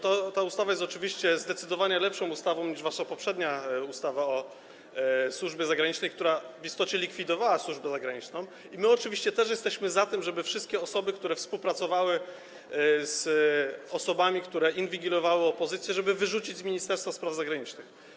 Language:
Polish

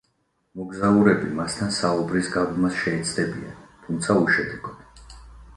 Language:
Georgian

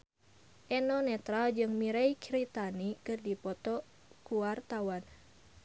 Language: Sundanese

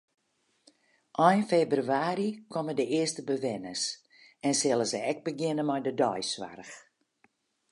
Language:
Western Frisian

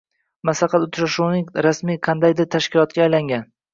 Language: Uzbek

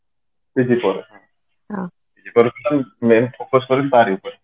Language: Odia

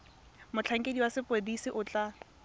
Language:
Tswana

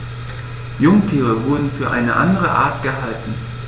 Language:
German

